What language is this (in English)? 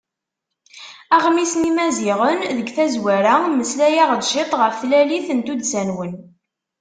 Kabyle